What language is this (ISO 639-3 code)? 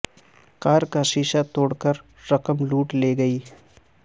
urd